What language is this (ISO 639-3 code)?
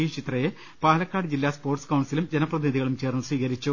mal